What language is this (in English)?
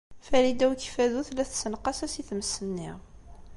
Kabyle